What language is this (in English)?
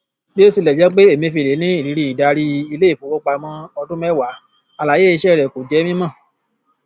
Yoruba